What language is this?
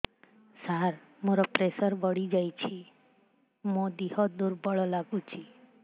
Odia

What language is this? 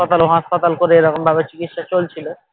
Bangla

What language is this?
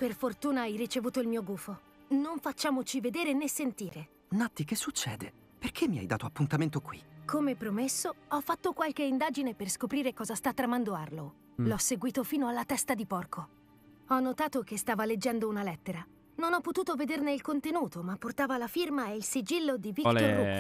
Italian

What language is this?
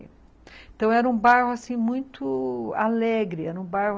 Portuguese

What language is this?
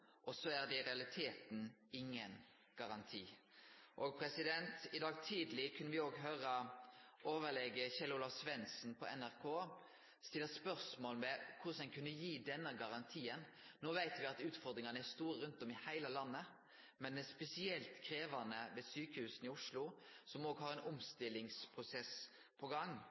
Norwegian Nynorsk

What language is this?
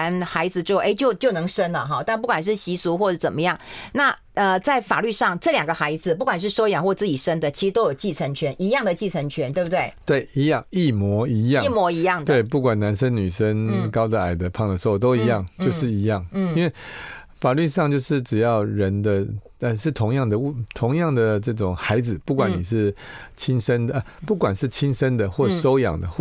Chinese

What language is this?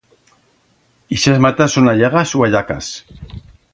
Aragonese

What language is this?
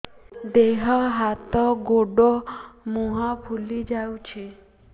Odia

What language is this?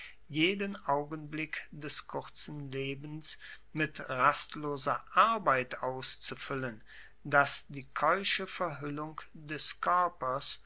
German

